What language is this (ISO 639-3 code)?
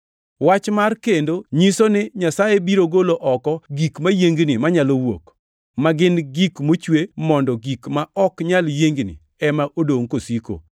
luo